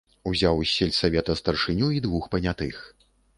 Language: Belarusian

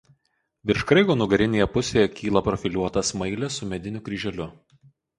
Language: Lithuanian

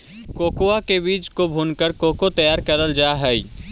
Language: Magahi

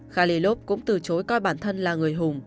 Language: Vietnamese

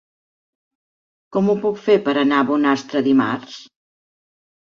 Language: Catalan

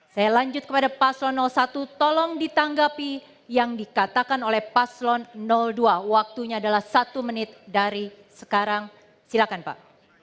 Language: Indonesian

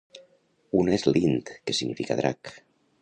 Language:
Catalan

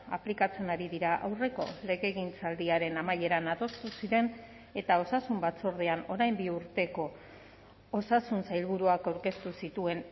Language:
Basque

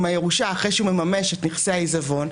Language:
Hebrew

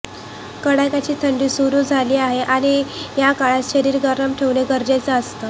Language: Marathi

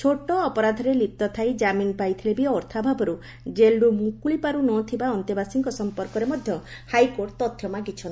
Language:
Odia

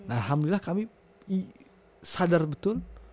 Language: Indonesian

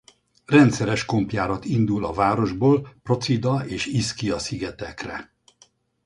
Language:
Hungarian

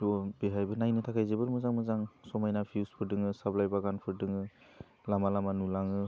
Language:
Bodo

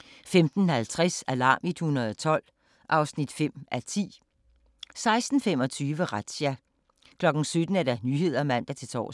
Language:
Danish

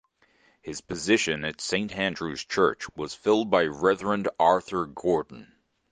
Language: English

